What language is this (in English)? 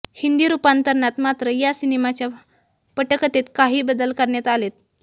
Marathi